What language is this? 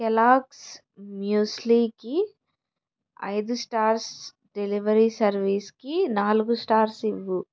Telugu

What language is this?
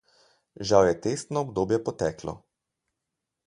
Slovenian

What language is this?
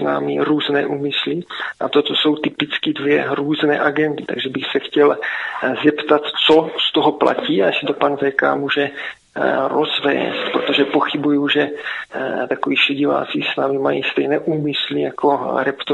Czech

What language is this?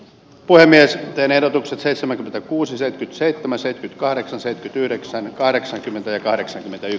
Finnish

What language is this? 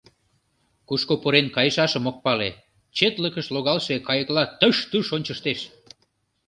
Mari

